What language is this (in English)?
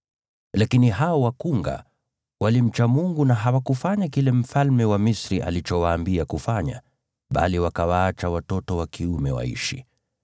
Swahili